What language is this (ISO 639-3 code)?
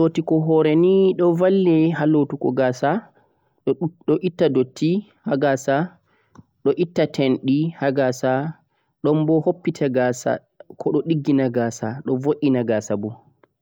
fuq